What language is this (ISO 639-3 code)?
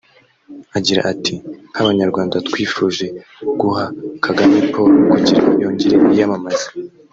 kin